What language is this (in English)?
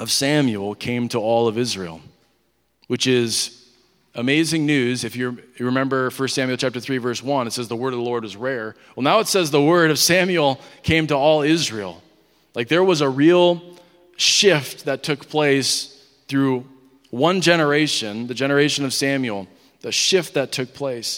English